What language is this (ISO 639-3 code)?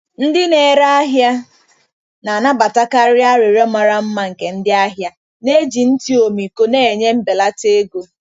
ibo